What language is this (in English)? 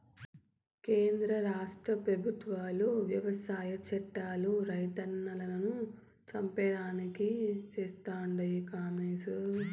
Telugu